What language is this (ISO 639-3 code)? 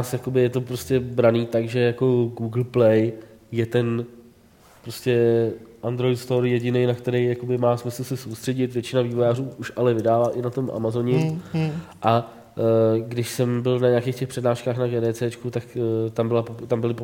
ces